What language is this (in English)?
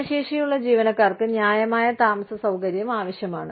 Malayalam